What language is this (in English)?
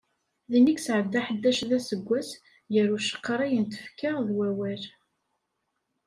Kabyle